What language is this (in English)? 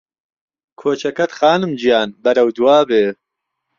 Central Kurdish